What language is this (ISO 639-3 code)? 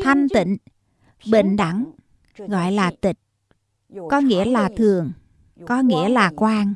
vie